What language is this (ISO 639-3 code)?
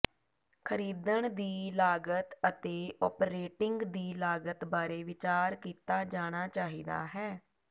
pan